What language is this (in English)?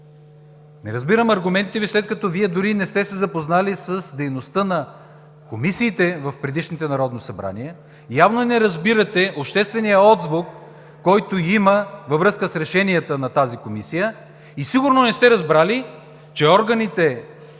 Bulgarian